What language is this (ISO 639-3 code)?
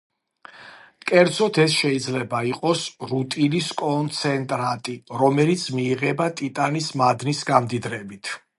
kat